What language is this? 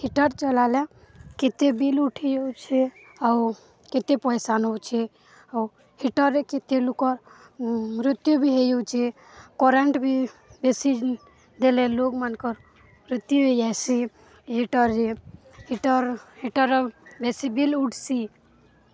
Odia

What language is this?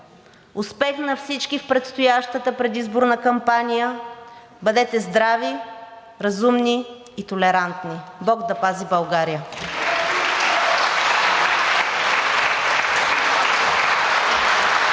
Bulgarian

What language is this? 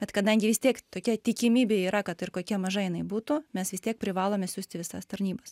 Lithuanian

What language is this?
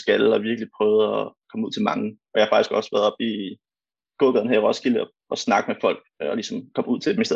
Danish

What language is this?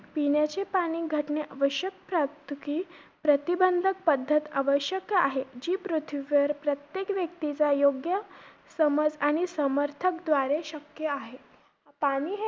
Marathi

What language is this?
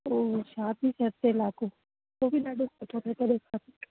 Sindhi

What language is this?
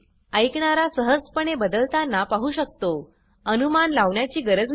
Marathi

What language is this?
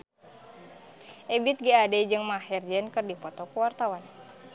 Sundanese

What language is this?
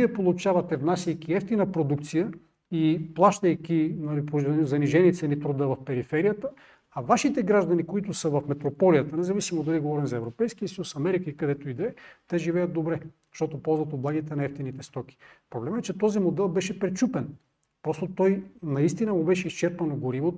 Bulgarian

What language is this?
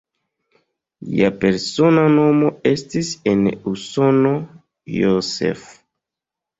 Esperanto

